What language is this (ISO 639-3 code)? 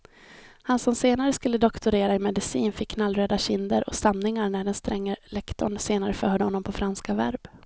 swe